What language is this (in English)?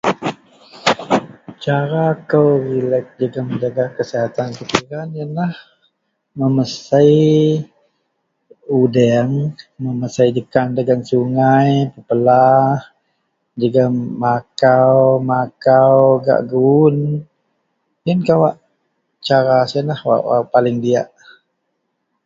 Central Melanau